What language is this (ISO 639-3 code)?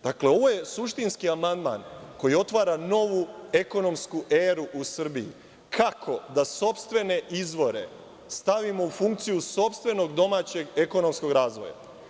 srp